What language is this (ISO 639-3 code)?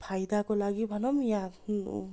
nep